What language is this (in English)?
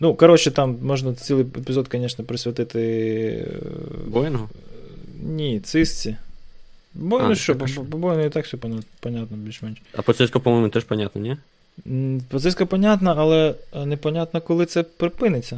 Ukrainian